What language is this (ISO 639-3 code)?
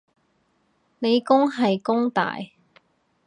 yue